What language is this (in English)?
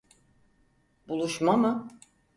Turkish